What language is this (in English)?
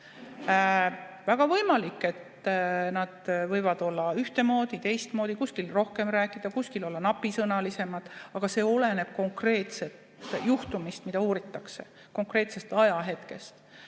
Estonian